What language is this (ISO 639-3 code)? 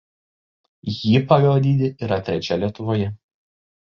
lit